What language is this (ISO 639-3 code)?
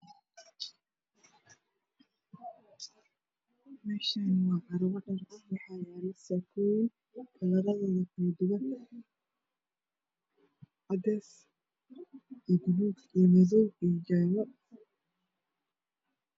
som